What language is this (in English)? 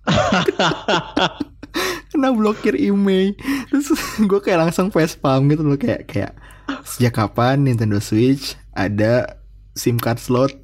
Indonesian